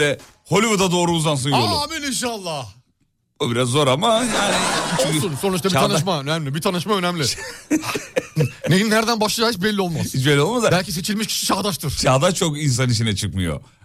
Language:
Turkish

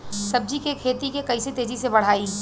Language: Bhojpuri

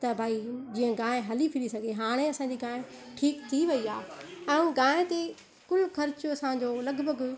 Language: Sindhi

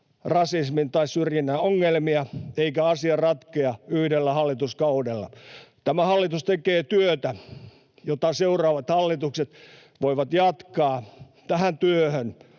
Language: Finnish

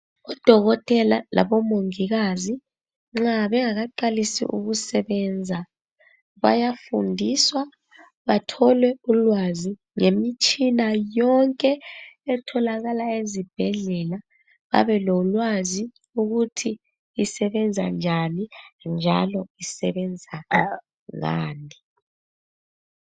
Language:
North Ndebele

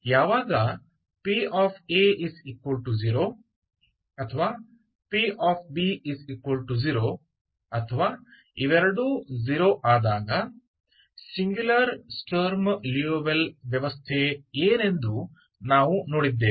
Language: Kannada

